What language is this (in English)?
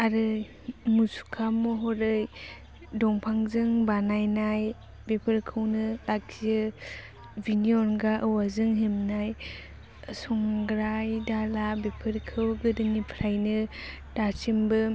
Bodo